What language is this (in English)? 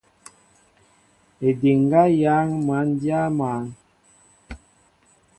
Mbo (Cameroon)